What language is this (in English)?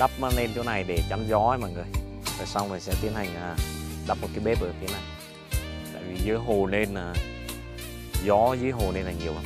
Vietnamese